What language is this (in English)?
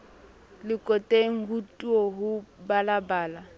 Southern Sotho